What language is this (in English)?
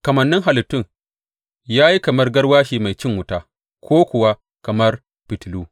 Hausa